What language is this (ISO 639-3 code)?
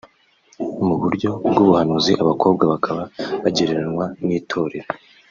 kin